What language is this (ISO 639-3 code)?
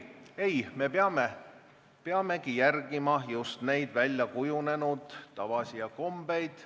est